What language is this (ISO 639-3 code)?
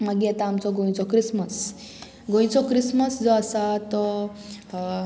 kok